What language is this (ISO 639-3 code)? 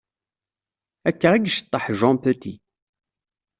kab